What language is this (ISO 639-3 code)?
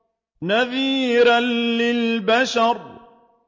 ara